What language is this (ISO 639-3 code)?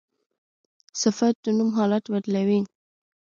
pus